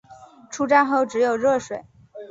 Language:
Chinese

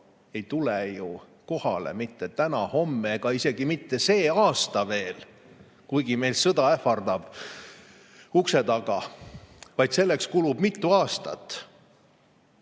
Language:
Estonian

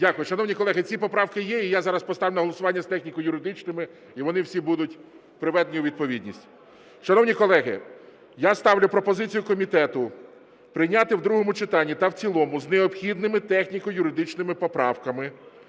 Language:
Ukrainian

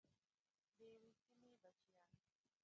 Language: Pashto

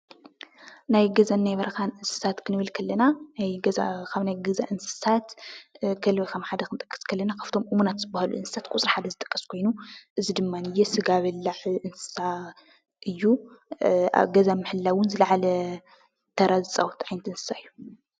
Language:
Tigrinya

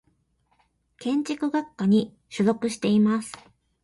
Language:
Japanese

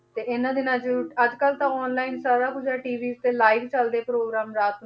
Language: Punjabi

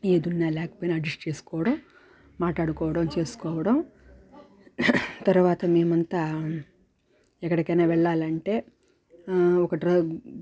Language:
Telugu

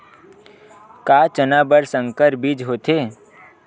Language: Chhattisgarhi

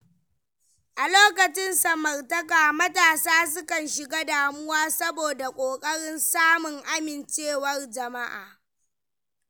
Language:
Hausa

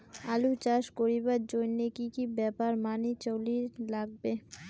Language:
Bangla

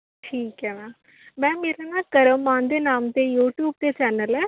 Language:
Punjabi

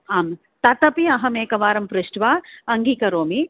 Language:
Sanskrit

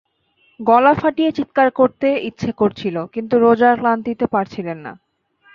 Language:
Bangla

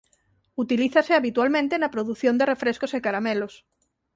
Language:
Galician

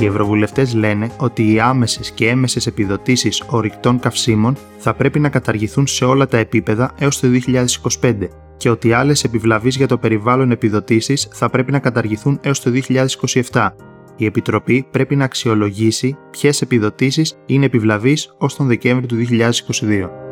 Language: Greek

